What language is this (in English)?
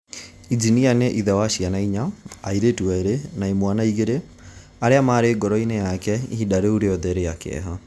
Kikuyu